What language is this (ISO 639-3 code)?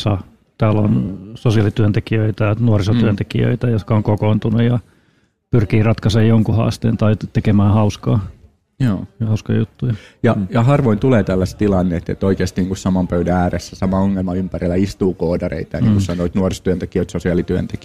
fin